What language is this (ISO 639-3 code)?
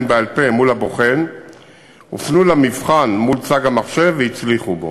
heb